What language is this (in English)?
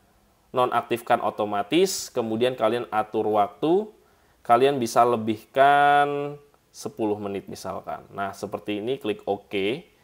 Indonesian